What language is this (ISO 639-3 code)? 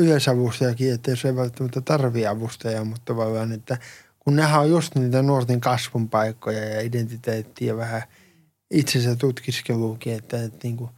fin